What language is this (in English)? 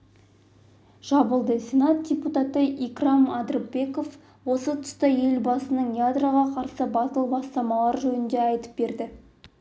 Kazakh